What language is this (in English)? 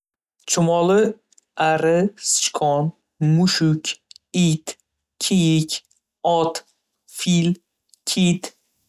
Uzbek